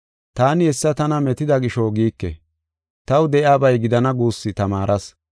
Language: Gofa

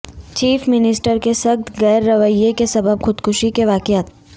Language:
Urdu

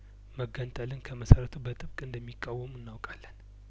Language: Amharic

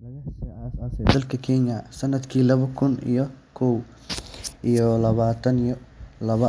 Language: Somali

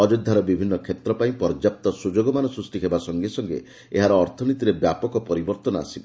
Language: Odia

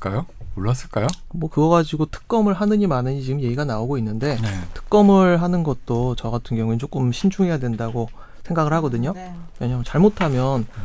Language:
Korean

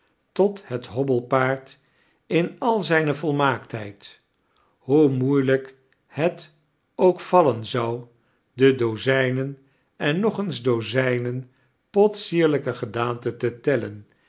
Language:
Dutch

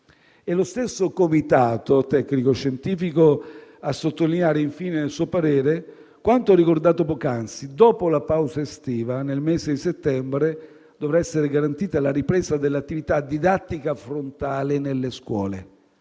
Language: Italian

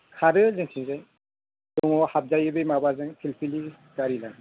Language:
Bodo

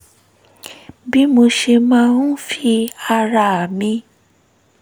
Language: Yoruba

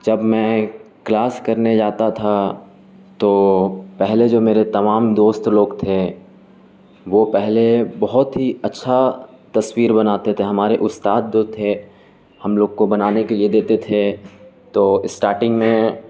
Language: Urdu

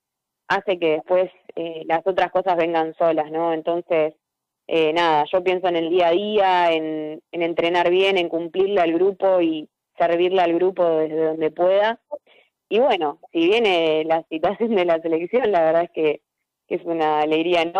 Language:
Spanish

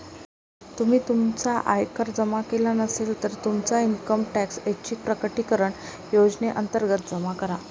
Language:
Marathi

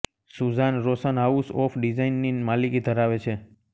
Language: Gujarati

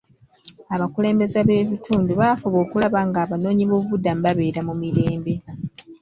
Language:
Ganda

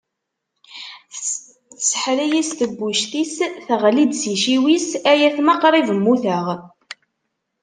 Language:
Kabyle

